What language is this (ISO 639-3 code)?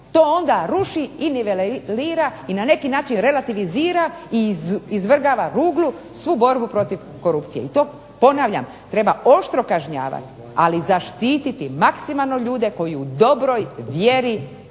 hrv